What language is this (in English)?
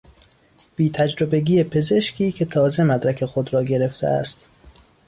Persian